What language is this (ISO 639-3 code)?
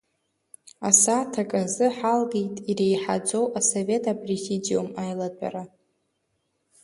abk